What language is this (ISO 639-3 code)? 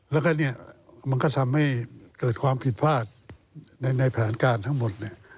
tha